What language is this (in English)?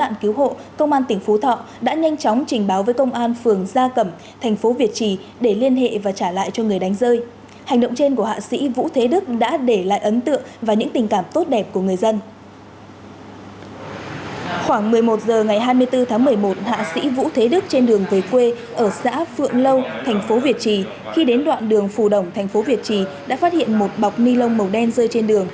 Vietnamese